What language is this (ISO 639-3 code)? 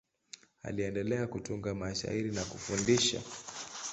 swa